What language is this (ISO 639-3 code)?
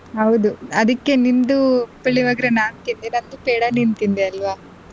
kan